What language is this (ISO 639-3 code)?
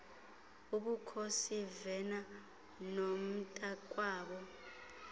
xho